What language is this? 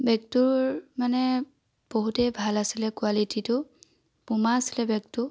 Assamese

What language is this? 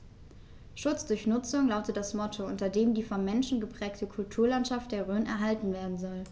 German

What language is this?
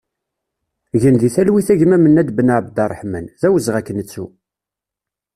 Kabyle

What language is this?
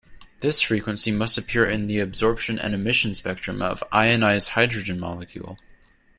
English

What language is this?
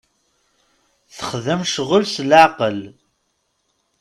Kabyle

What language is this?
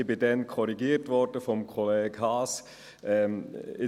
Swiss German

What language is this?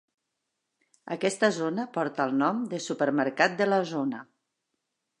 Catalan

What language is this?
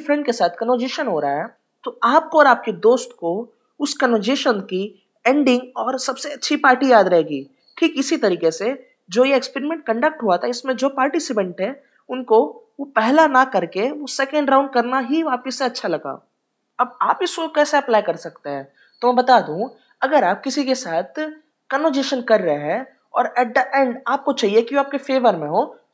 Hindi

